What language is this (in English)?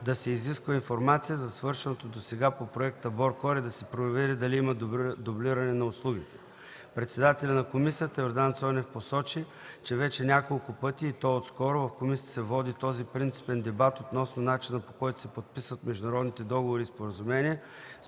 Bulgarian